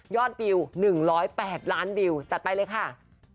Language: Thai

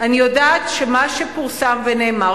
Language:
Hebrew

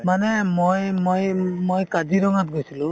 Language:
Assamese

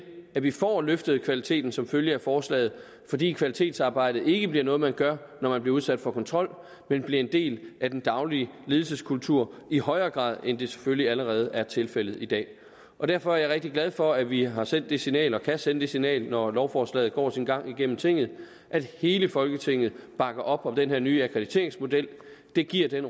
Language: Danish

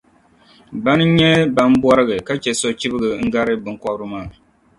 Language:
Dagbani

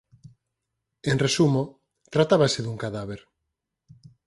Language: Galician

